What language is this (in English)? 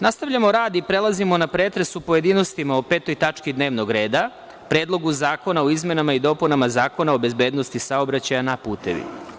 Serbian